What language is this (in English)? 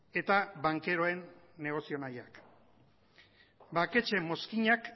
Basque